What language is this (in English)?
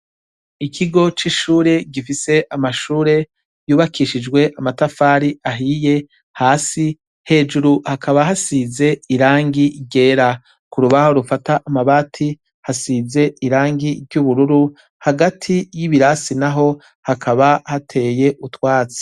Rundi